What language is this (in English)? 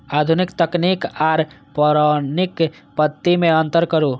Maithili